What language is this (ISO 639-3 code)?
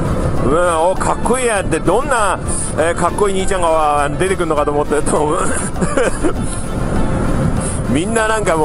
jpn